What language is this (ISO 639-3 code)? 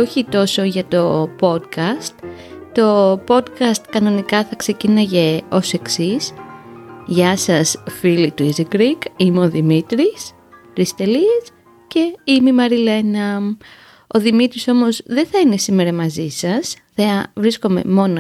ell